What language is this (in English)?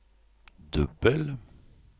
Swedish